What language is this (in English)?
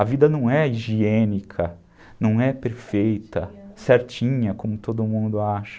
Portuguese